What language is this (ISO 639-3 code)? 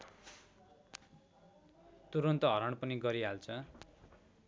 nep